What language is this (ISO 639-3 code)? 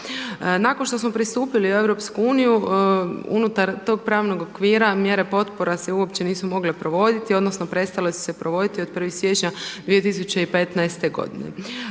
hrv